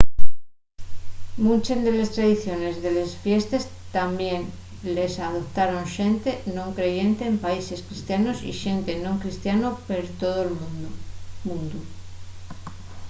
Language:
Asturian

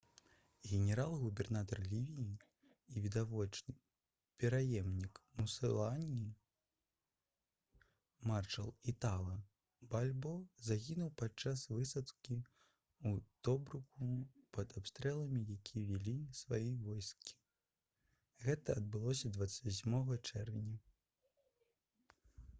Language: Belarusian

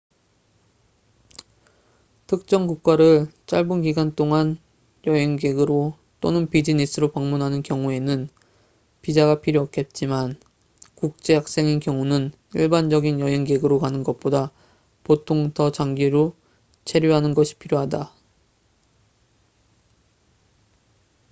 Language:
Korean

